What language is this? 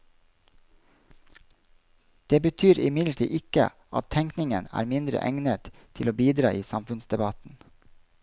Norwegian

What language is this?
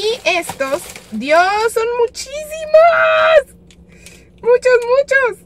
Spanish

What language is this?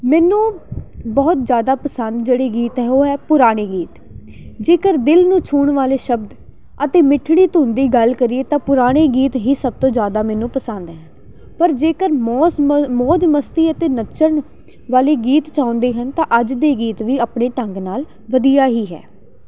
Punjabi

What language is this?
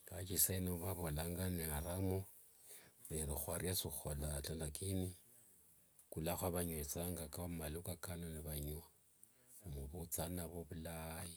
Wanga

